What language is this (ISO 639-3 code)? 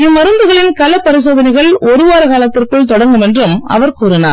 tam